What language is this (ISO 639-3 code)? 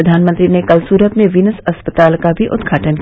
hin